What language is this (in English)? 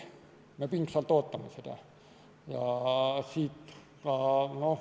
Estonian